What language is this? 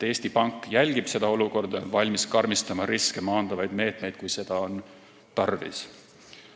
Estonian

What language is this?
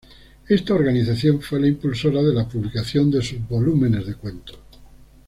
Spanish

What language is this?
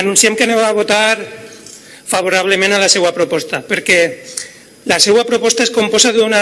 Spanish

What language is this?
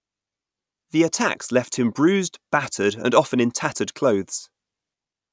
English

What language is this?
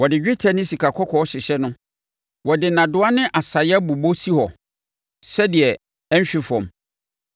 Akan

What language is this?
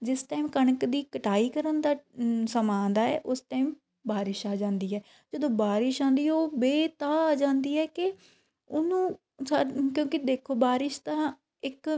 Punjabi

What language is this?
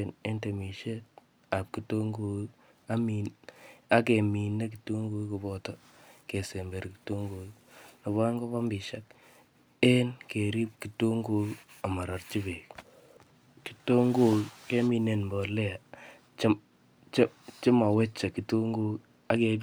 Kalenjin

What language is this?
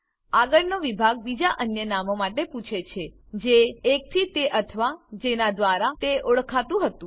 Gujarati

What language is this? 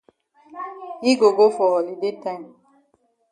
Cameroon Pidgin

